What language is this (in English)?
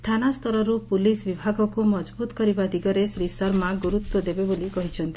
Odia